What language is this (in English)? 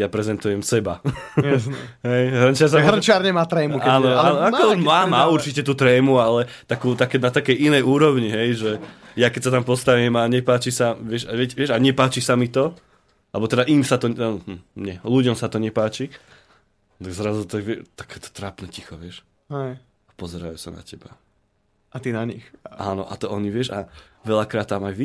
Slovak